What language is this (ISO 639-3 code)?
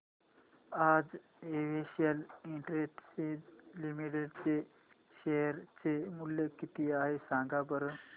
mar